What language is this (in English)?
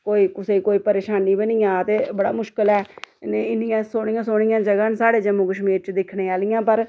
Dogri